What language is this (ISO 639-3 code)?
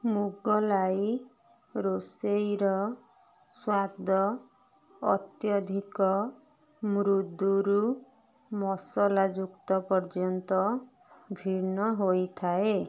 ori